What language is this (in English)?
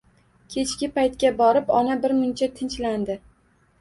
Uzbek